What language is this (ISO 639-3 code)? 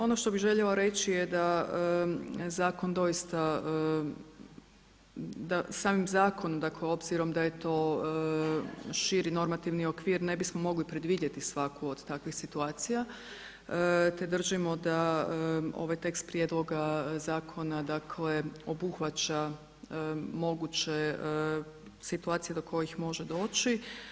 hrv